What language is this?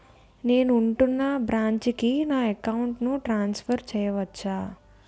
Telugu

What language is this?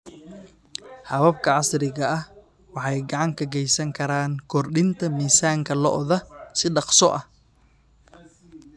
Somali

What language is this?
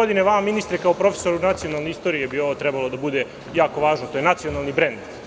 Serbian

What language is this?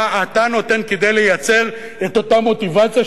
Hebrew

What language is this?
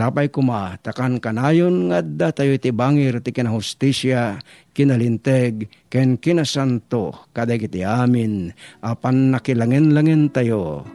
Filipino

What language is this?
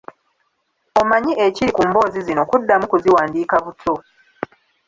Ganda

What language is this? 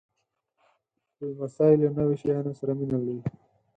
Pashto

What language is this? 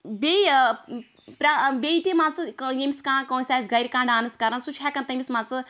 Kashmiri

